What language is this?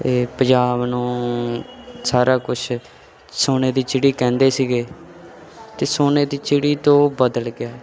Punjabi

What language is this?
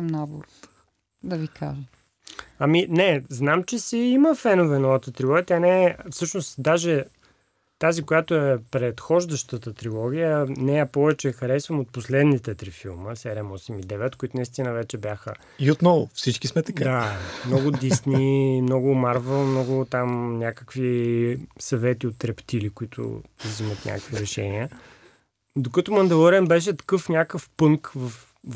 Bulgarian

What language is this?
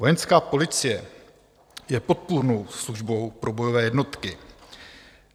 Czech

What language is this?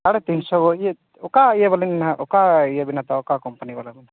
Santali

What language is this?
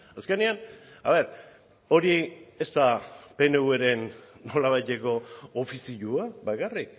Basque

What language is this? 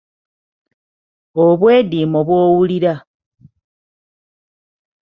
Ganda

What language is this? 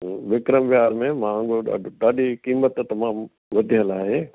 Sindhi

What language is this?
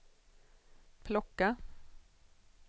Swedish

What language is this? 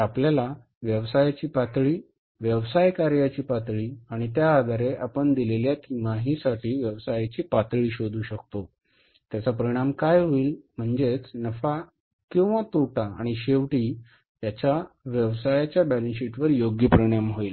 Marathi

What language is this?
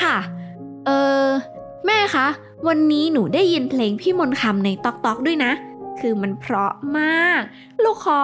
Thai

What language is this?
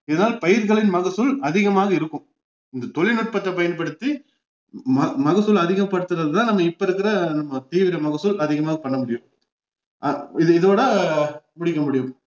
Tamil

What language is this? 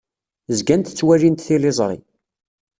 Kabyle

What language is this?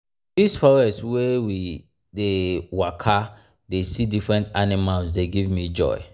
Nigerian Pidgin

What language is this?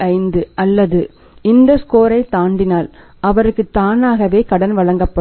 Tamil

